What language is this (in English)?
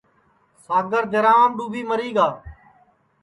Sansi